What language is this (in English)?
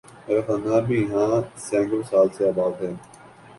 Urdu